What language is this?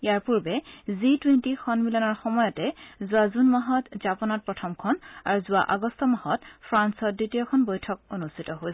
Assamese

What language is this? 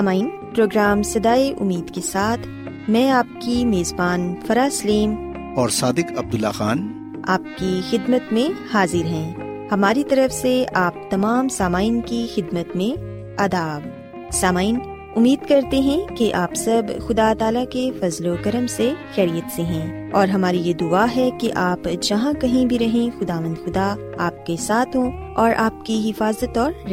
Urdu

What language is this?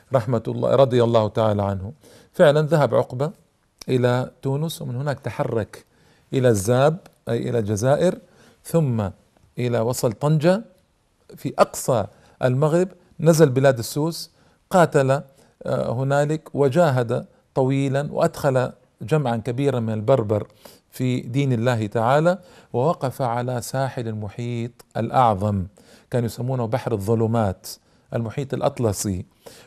Arabic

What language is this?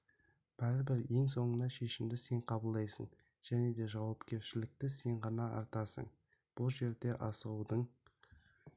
Kazakh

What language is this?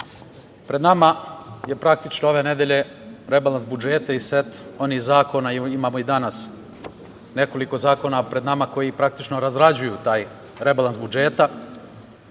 Serbian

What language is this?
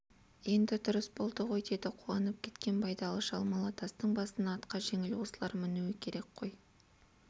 Kazakh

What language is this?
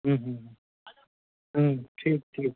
Maithili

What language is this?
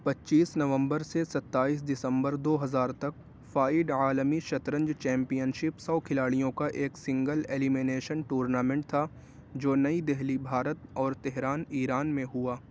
Urdu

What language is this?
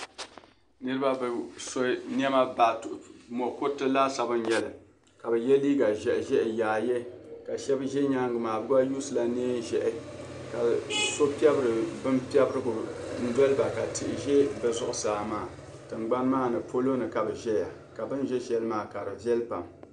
Dagbani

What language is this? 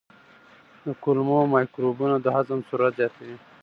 Pashto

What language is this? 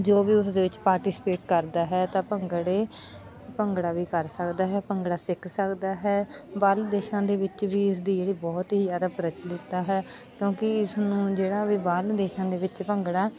Punjabi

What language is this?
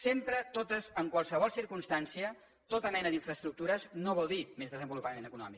Catalan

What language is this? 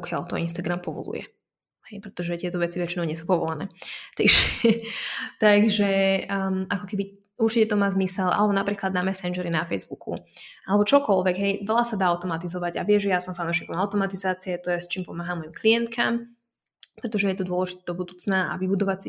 Slovak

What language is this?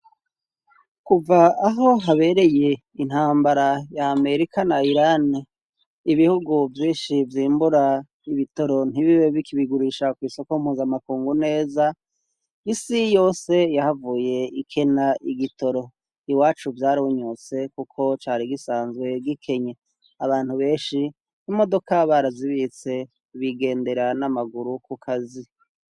Rundi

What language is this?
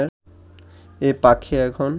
Bangla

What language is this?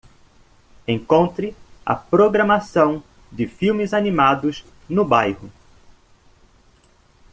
Portuguese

